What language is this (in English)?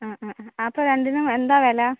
Malayalam